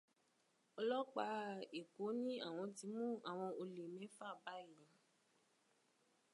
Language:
Yoruba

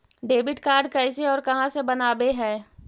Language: Magahi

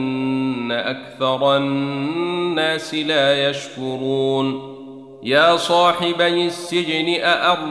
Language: Arabic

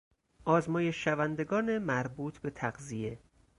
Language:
Persian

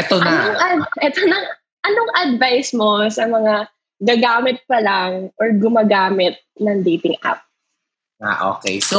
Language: Filipino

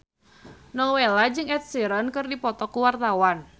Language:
Sundanese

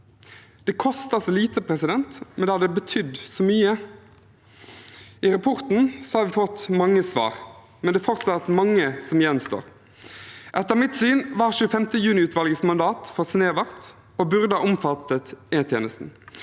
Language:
Norwegian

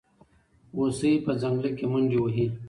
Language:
Pashto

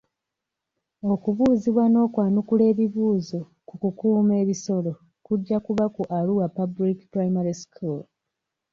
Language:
Ganda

